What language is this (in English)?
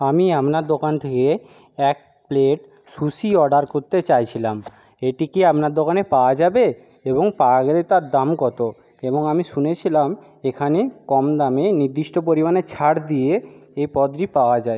Bangla